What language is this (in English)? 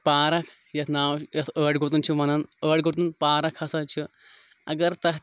Kashmiri